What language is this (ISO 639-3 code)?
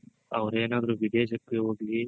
kan